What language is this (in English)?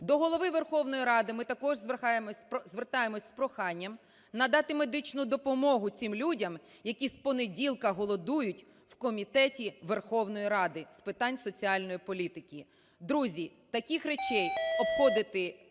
Ukrainian